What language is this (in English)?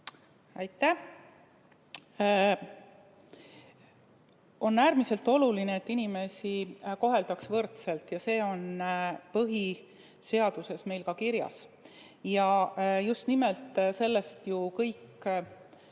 Estonian